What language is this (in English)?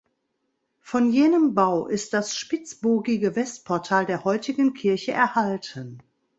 German